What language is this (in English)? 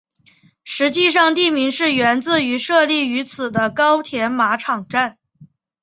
Chinese